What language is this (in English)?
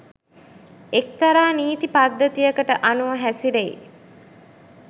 Sinhala